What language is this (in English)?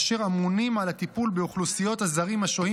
Hebrew